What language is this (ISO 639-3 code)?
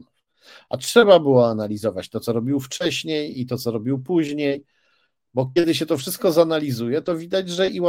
pol